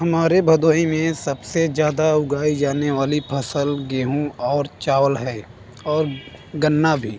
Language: Hindi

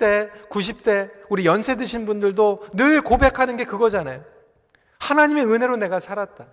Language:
Korean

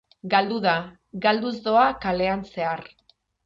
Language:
Basque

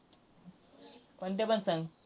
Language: Marathi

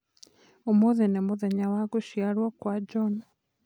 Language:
Kikuyu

